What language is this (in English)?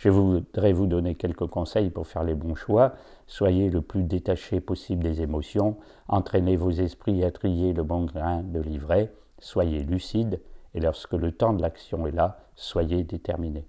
French